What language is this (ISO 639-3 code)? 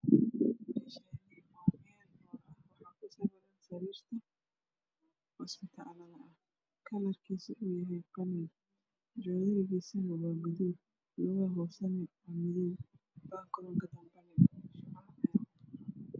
som